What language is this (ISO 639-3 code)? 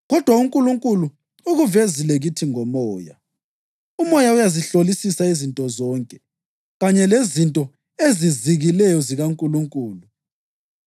nde